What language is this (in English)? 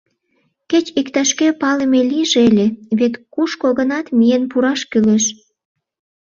Mari